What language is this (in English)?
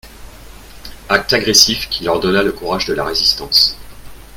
French